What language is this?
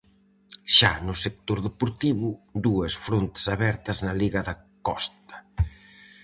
Galician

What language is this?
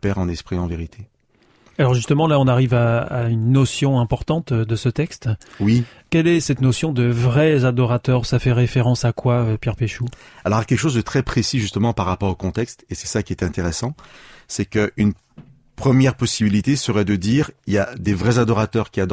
French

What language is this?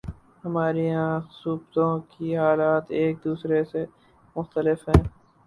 Urdu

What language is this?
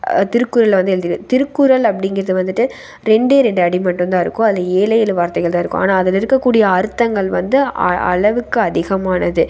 Tamil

